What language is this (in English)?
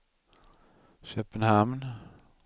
Swedish